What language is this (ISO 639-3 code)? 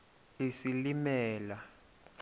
xho